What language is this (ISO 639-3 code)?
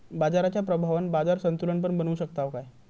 mar